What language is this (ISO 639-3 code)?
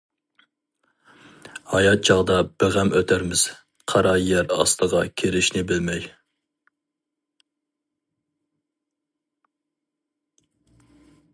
uig